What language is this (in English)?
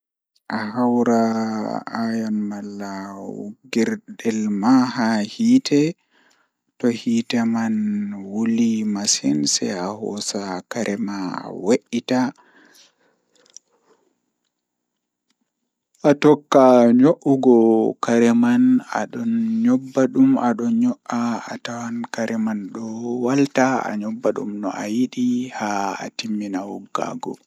Fula